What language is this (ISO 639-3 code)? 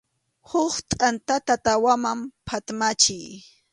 qxu